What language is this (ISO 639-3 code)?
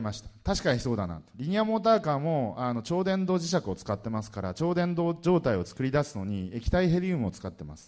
jpn